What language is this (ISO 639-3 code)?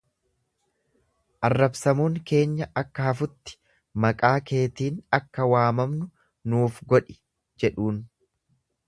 orm